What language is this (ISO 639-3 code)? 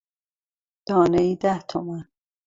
fas